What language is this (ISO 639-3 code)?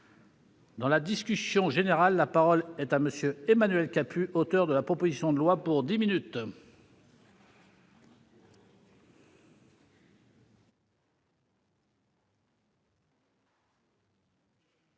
fra